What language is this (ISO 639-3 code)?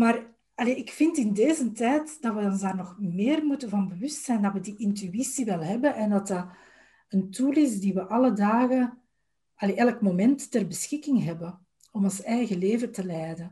nld